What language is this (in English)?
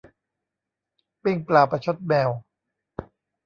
Thai